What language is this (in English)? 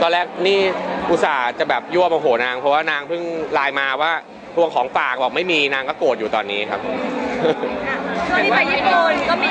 Thai